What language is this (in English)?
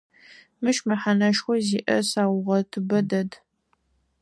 Adyghe